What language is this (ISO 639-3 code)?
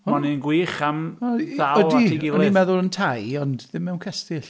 cym